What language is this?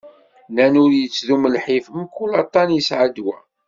Kabyle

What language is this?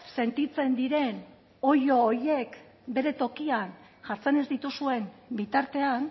Basque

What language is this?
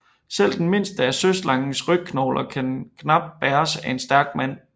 Danish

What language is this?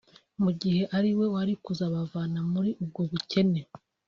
Kinyarwanda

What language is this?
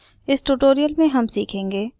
Hindi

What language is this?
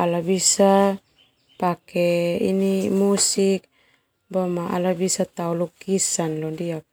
Termanu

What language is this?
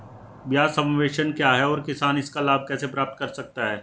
Hindi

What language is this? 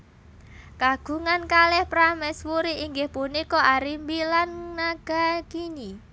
Javanese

